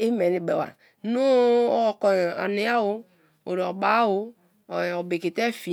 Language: Kalabari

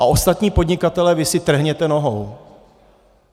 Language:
Czech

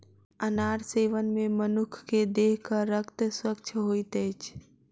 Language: Maithili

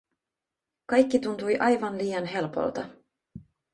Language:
Finnish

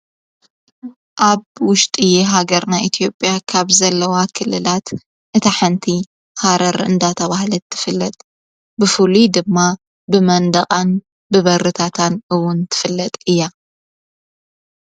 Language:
Tigrinya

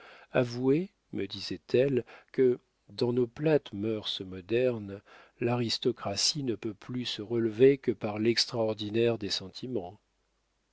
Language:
French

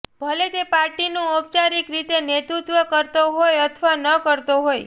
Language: Gujarati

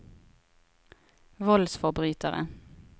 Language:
Norwegian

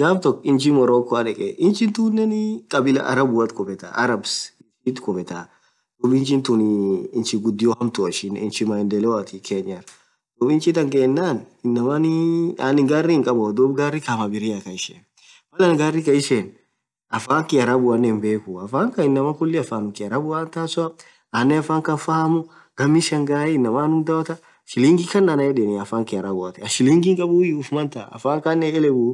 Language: Orma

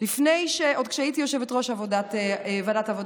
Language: Hebrew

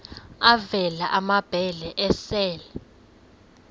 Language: Xhosa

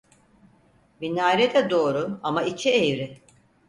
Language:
Turkish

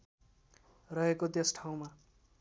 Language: Nepali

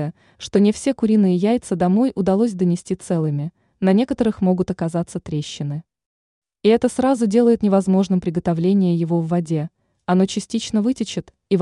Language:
Russian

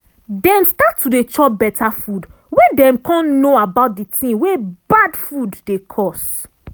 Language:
Nigerian Pidgin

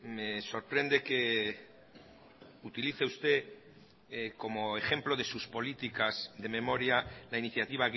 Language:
Spanish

